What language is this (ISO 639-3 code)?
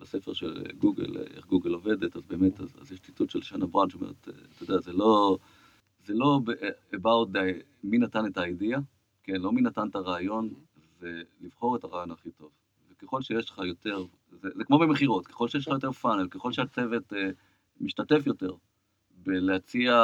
heb